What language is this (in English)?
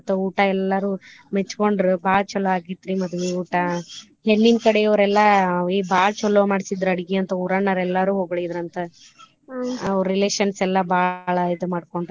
Kannada